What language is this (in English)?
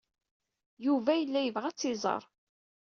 Kabyle